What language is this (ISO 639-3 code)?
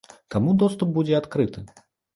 bel